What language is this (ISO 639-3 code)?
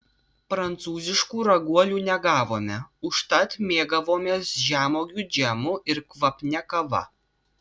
lit